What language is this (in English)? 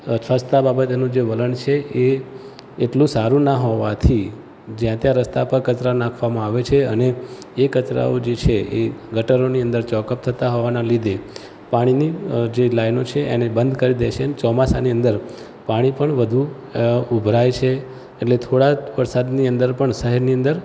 Gujarati